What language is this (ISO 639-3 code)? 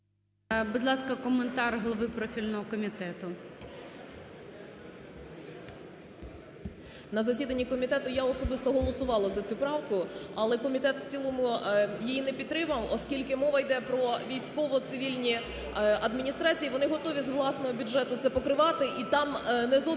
ukr